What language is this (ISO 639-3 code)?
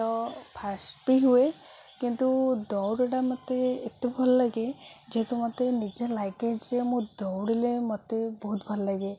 ori